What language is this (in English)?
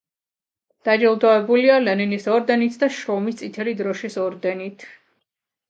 Georgian